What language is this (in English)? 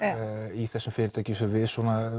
Icelandic